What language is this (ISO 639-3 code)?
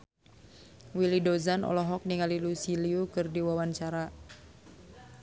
sun